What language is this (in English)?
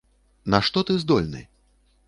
Belarusian